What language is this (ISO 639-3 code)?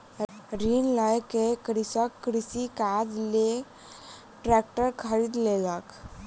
mai